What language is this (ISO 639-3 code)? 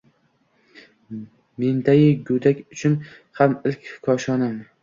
uzb